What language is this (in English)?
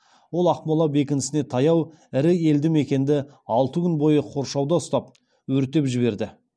Kazakh